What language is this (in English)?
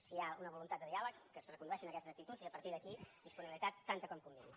Catalan